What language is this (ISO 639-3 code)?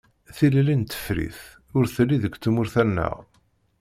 kab